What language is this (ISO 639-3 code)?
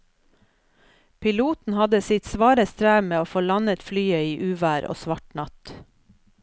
nor